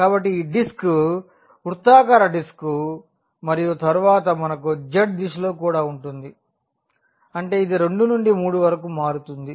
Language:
Telugu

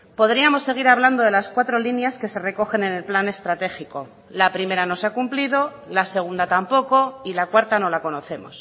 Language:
Spanish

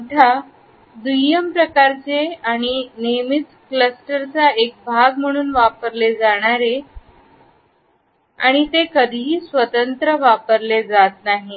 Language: Marathi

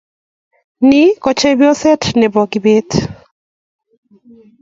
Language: Kalenjin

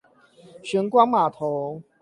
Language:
Chinese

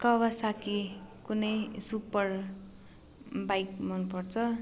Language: Nepali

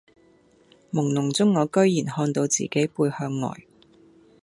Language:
Cantonese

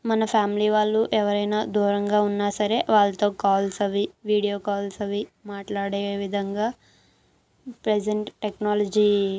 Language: Telugu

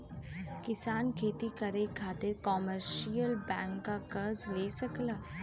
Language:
Bhojpuri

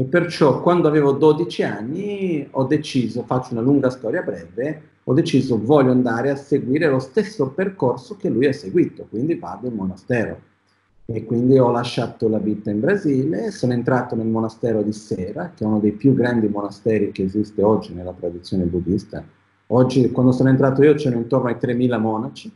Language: Italian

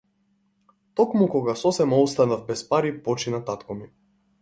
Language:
Macedonian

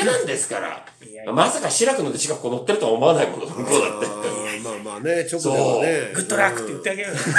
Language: Japanese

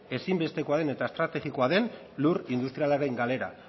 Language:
Basque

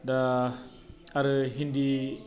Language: Bodo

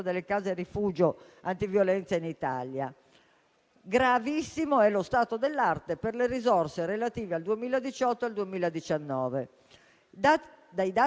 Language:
Italian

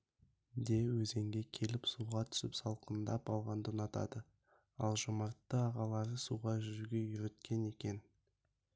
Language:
Kazakh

